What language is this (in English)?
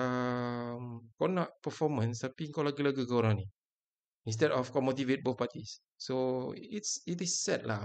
Malay